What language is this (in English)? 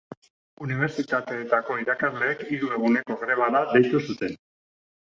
Basque